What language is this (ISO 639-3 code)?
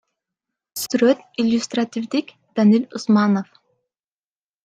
kir